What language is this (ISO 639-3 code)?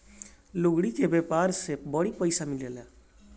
bho